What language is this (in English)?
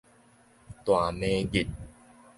Min Nan Chinese